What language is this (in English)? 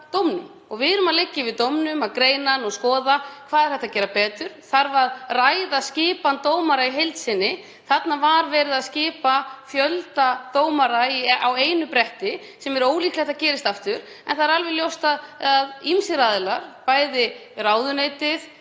Icelandic